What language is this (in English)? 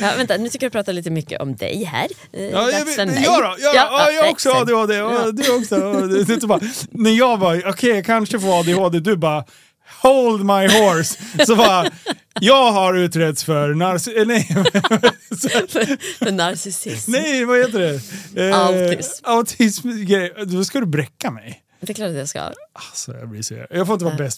Swedish